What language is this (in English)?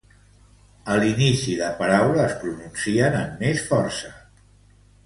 Catalan